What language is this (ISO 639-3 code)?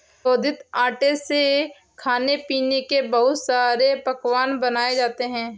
hin